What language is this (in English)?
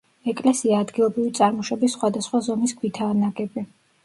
Georgian